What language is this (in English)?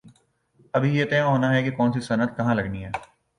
Urdu